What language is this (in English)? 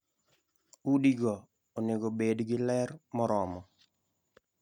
Luo (Kenya and Tanzania)